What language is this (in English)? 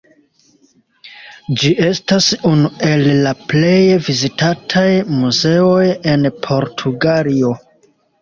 Esperanto